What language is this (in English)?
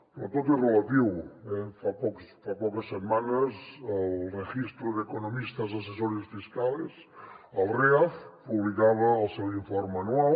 Catalan